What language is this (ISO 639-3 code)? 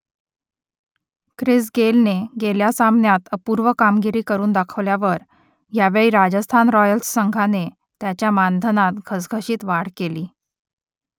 mar